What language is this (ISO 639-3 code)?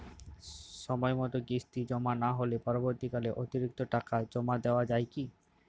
ben